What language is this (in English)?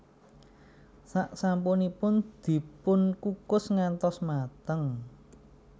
Javanese